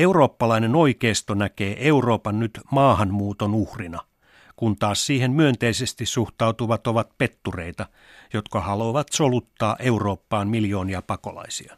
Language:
Finnish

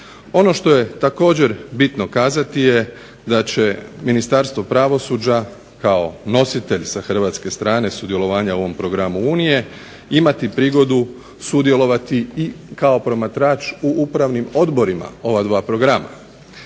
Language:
Croatian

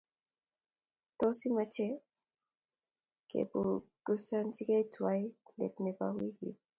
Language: Kalenjin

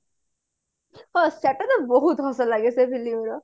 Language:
Odia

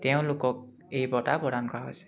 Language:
Assamese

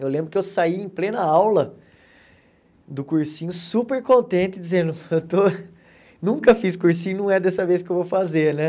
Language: Portuguese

